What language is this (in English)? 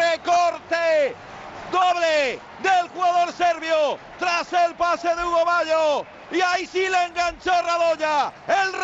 Spanish